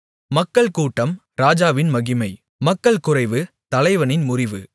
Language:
Tamil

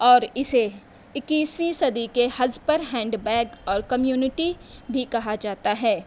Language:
Urdu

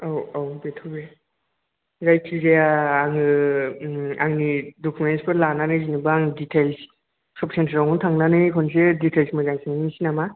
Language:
Bodo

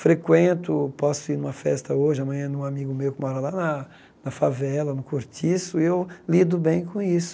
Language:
Portuguese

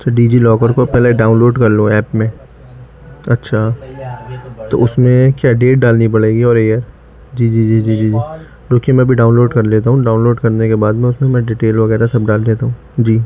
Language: Urdu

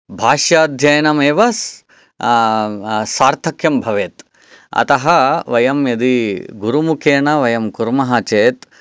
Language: Sanskrit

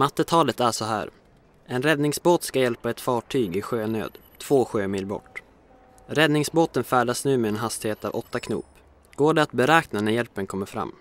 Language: Swedish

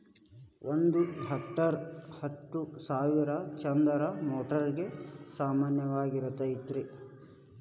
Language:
Kannada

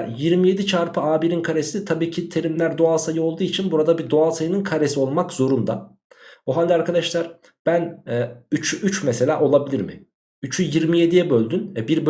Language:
Turkish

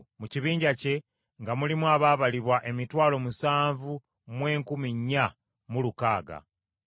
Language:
Ganda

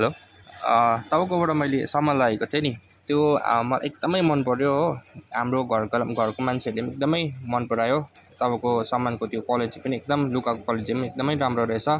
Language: Nepali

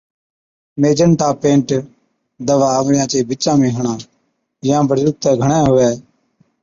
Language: Od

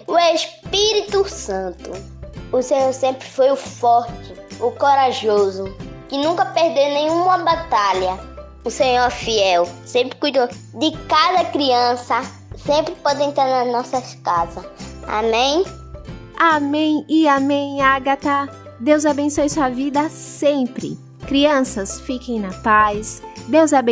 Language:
Portuguese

